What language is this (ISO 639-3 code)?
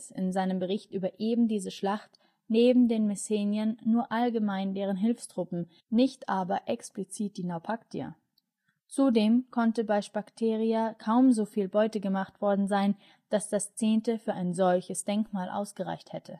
deu